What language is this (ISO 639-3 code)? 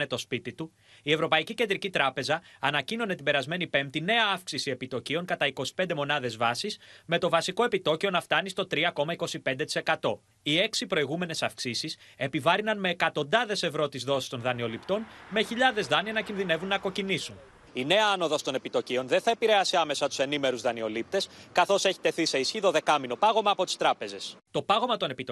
ell